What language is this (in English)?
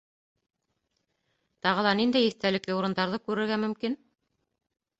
Bashkir